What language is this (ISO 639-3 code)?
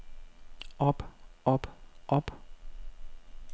dan